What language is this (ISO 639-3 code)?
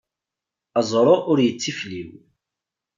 kab